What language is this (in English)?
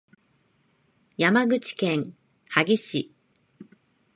Japanese